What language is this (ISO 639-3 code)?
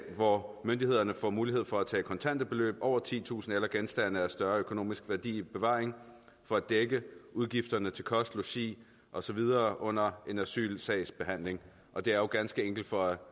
dan